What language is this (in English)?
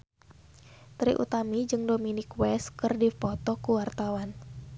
Sundanese